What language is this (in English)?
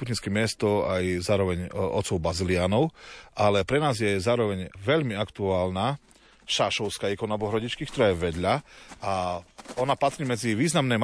Slovak